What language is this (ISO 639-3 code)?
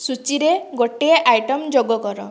ori